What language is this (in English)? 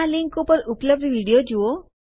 Gujarati